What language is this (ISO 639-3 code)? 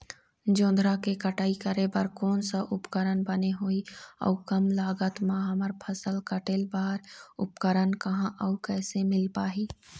hne